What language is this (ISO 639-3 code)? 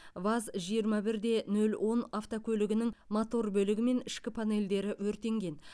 kaz